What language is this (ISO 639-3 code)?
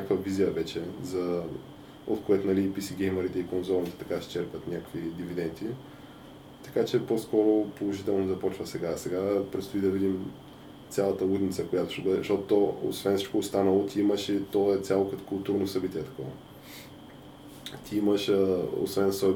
bul